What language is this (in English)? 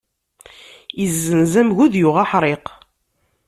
Kabyle